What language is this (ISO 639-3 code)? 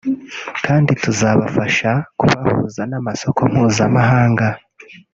kin